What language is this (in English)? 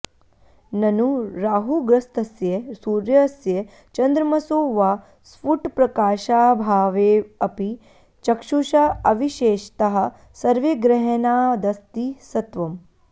Sanskrit